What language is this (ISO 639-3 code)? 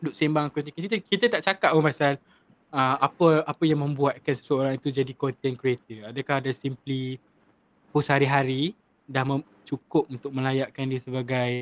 msa